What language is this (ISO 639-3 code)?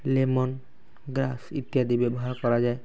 ori